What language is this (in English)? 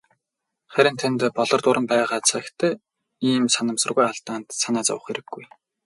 Mongolian